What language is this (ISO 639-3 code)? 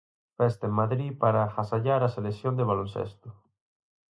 glg